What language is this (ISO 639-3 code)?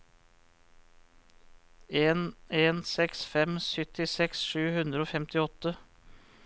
nor